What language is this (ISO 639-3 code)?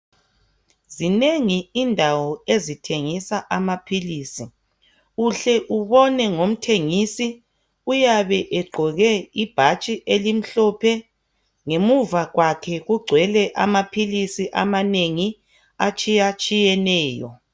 nde